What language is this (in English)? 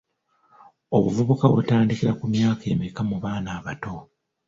Ganda